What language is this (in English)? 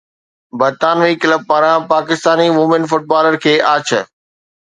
Sindhi